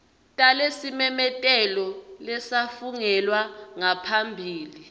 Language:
Swati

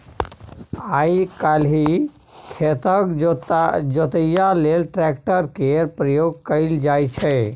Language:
Maithili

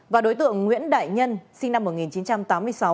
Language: Vietnamese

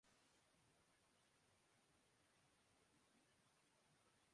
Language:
Urdu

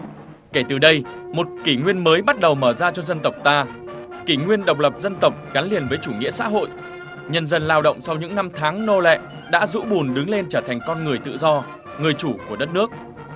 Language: Vietnamese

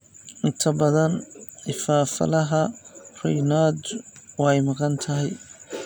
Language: Somali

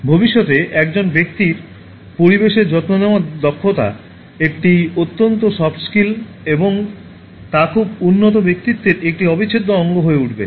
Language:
Bangla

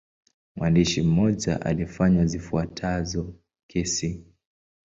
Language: Swahili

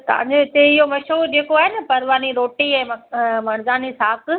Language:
Sindhi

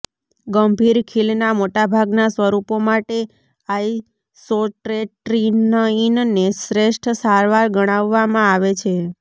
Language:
Gujarati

